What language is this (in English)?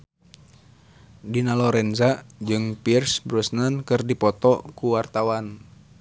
Sundanese